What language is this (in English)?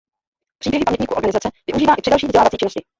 Czech